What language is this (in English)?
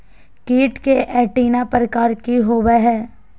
Magahi